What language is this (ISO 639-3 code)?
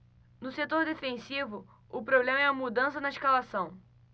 por